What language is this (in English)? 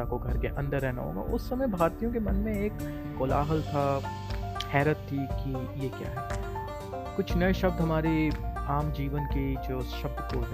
Hindi